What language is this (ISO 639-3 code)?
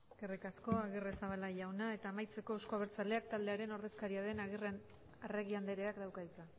eus